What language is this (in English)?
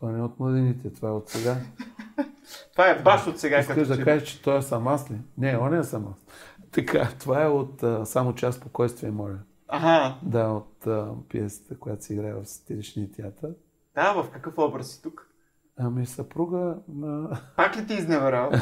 Bulgarian